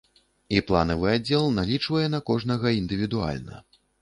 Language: Belarusian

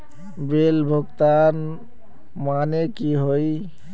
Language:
Magahi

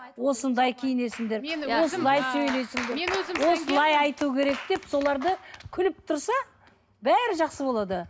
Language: Kazakh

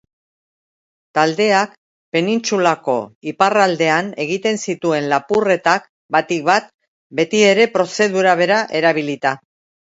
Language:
Basque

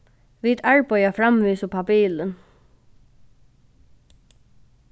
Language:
Faroese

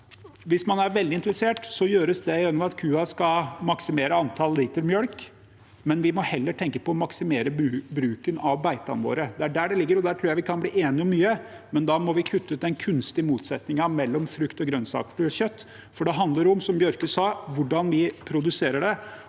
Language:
Norwegian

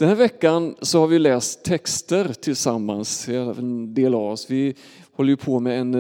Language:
Swedish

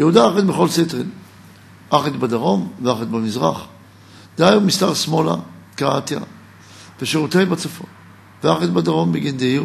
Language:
Hebrew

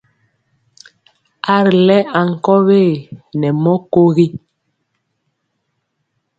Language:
Mpiemo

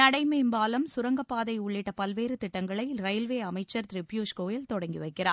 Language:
Tamil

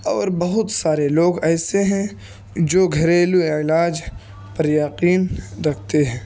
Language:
Urdu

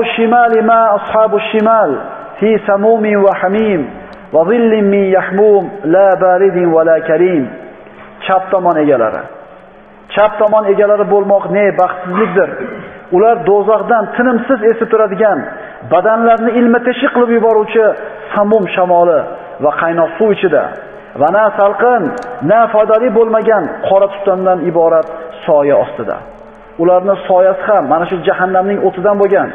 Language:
Turkish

